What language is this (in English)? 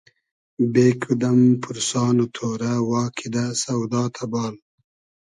Hazaragi